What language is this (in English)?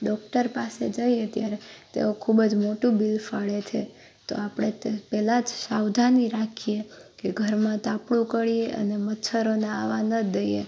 Gujarati